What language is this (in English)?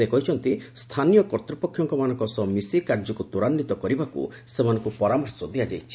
Odia